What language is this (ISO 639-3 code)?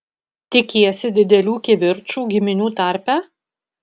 lit